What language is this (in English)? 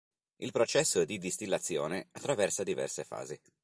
Italian